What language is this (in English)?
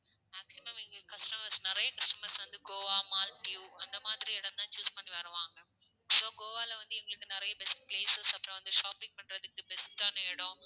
Tamil